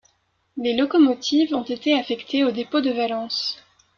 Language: French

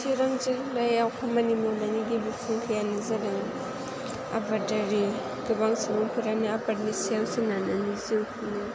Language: Bodo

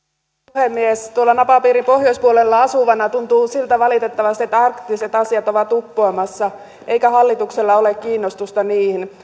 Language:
Finnish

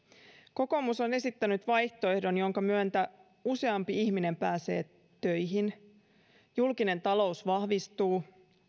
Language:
Finnish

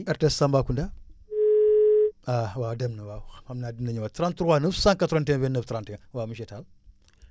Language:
Wolof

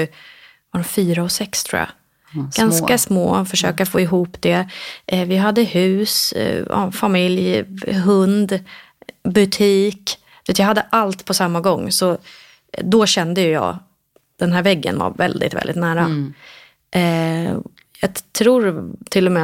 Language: Swedish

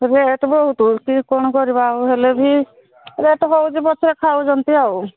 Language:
Odia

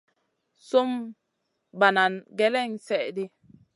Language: Masana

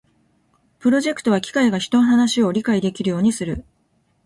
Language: Japanese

